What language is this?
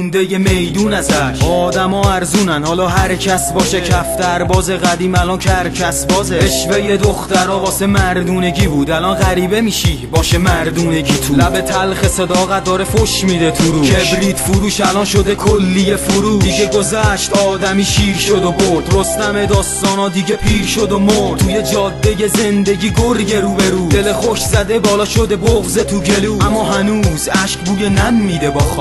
Persian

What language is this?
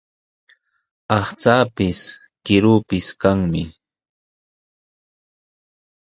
Sihuas Ancash Quechua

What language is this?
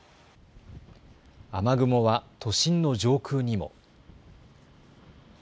Japanese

